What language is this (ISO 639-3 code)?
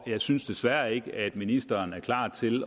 dan